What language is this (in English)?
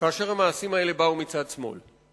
Hebrew